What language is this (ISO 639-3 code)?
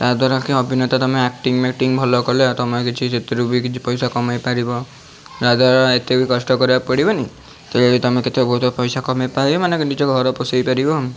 ori